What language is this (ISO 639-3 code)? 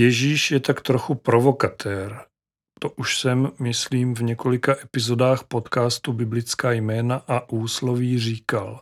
ces